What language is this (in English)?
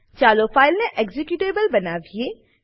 Gujarati